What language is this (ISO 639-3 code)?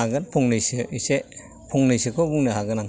brx